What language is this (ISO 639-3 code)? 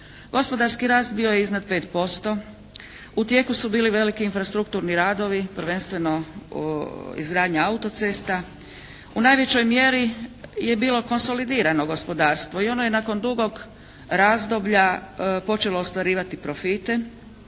hrv